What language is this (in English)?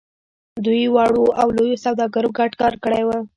Pashto